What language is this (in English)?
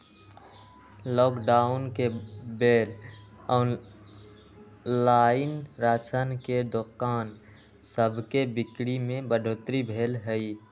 Magahi